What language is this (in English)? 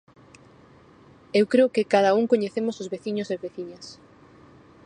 Galician